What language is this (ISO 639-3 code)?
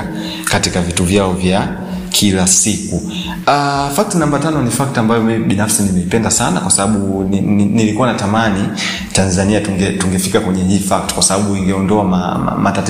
swa